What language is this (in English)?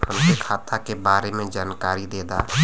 Bhojpuri